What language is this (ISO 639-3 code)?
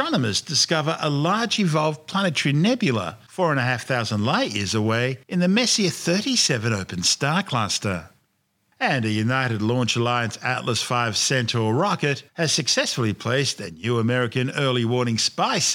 eng